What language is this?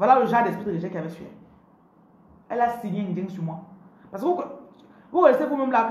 French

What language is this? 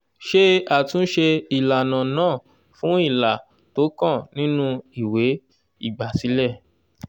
Yoruba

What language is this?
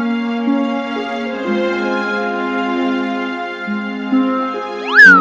Indonesian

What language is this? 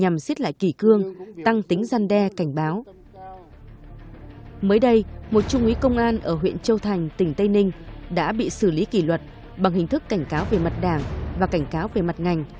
Vietnamese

